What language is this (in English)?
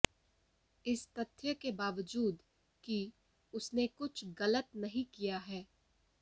Hindi